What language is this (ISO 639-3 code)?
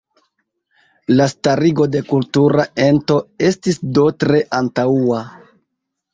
epo